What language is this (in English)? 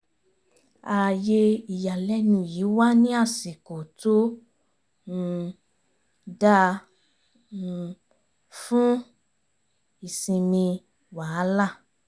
Yoruba